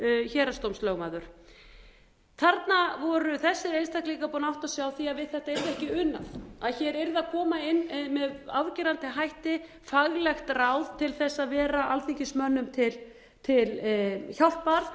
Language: Icelandic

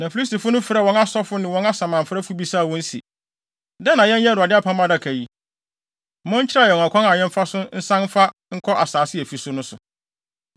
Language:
Akan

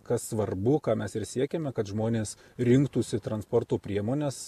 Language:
Lithuanian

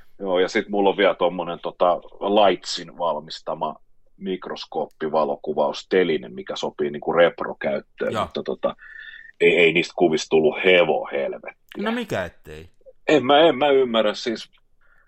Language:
Finnish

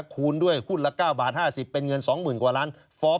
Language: Thai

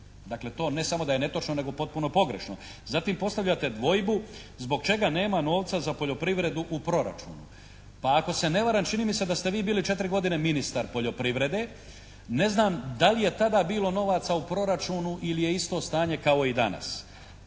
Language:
Croatian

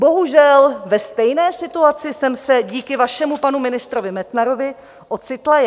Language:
Czech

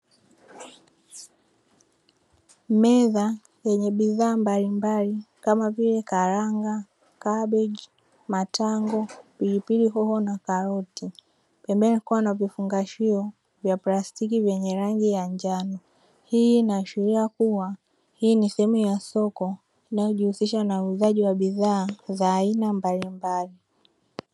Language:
Swahili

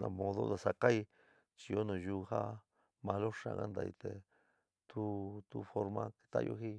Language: San Miguel El Grande Mixtec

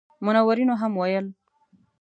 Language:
Pashto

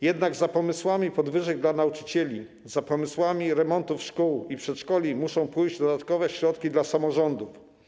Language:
Polish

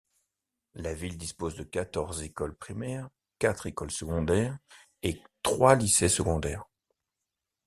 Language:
French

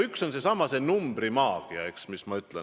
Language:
Estonian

